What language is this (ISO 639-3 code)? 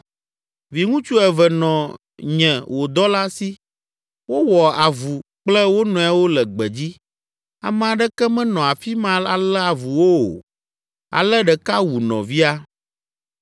ewe